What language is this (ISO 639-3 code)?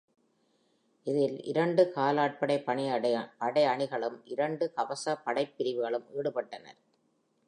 tam